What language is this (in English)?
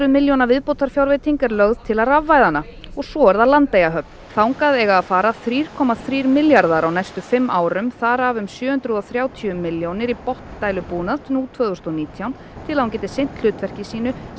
Icelandic